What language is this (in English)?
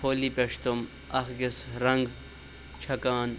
Kashmiri